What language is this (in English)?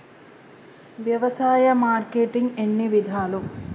Telugu